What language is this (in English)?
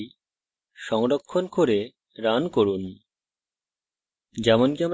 Bangla